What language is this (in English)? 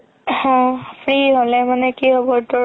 Assamese